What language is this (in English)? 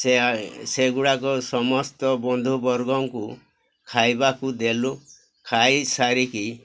Odia